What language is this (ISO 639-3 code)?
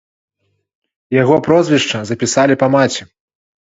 bel